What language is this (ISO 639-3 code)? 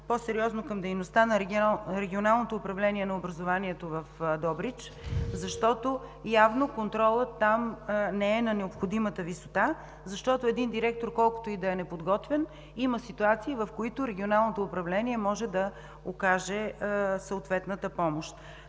bul